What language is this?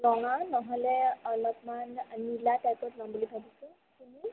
Assamese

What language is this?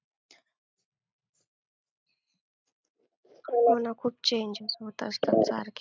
Marathi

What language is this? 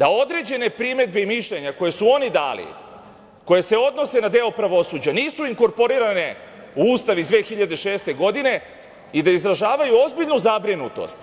Serbian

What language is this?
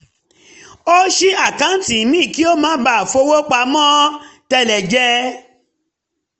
Yoruba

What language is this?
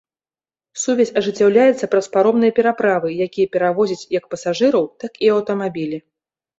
Belarusian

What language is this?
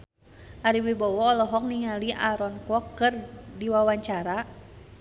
Sundanese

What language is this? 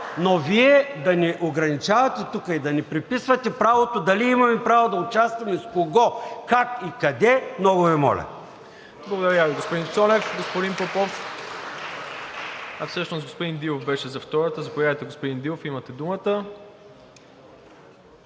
Bulgarian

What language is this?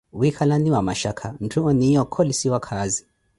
Koti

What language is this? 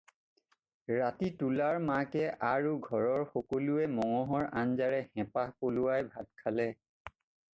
Assamese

